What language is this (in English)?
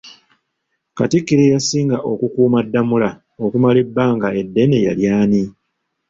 Ganda